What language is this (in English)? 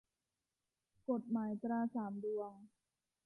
Thai